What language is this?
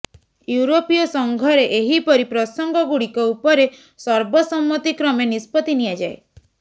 Odia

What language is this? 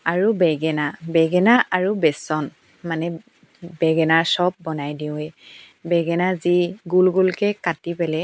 Assamese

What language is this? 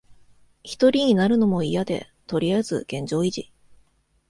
Japanese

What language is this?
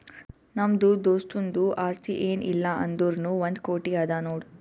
Kannada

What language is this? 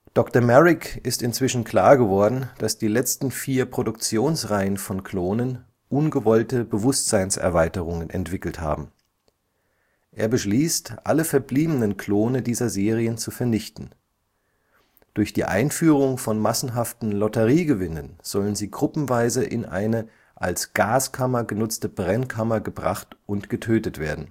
German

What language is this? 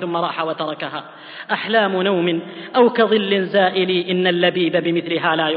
Arabic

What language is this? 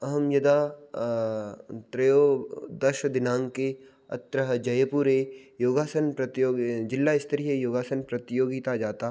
Sanskrit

